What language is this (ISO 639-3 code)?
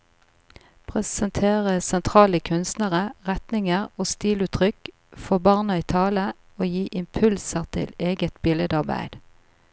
nor